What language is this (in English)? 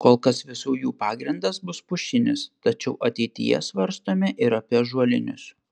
Lithuanian